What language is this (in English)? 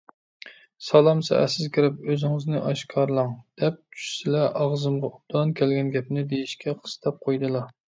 Uyghur